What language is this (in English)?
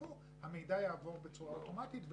Hebrew